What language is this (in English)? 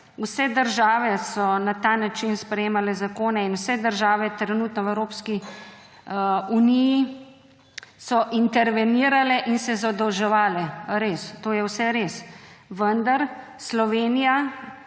Slovenian